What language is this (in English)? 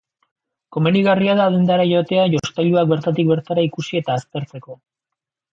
Basque